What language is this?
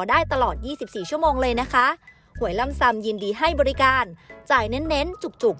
Thai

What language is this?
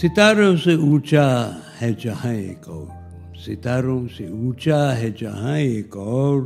Urdu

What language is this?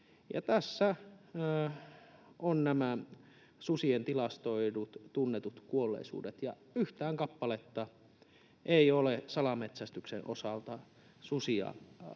Finnish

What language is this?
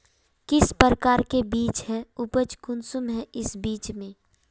Magahi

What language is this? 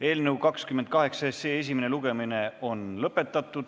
Estonian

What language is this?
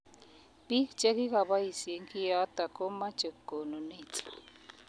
Kalenjin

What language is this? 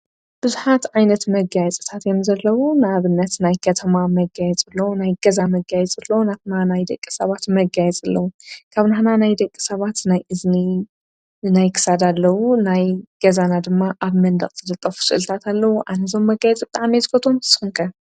Tigrinya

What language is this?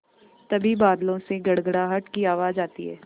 Hindi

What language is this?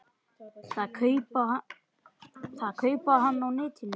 Icelandic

